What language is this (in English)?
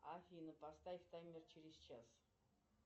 Russian